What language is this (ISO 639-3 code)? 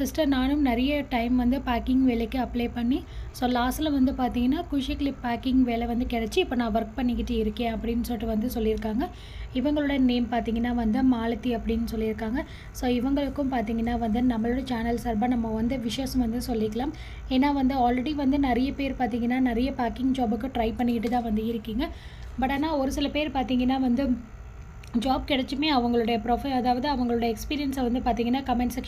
tam